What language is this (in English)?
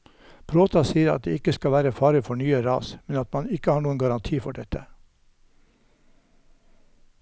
Norwegian